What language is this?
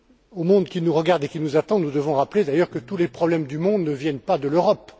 French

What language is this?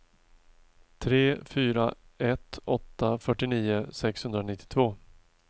Swedish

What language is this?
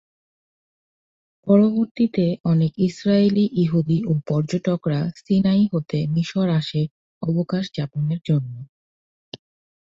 Bangla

